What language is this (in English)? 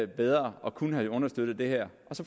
Danish